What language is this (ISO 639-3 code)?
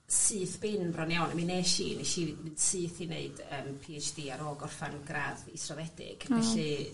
cym